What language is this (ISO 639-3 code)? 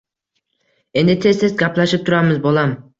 uzb